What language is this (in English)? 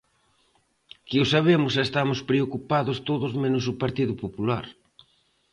Galician